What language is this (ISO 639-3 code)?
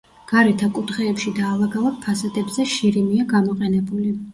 kat